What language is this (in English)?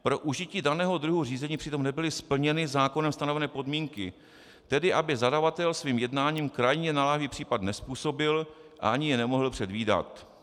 Czech